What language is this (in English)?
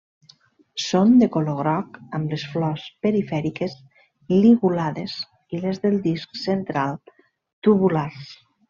Catalan